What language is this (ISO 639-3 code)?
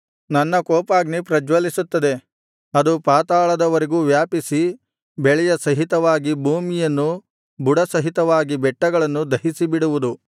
kan